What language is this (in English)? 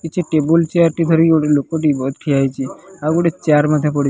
Odia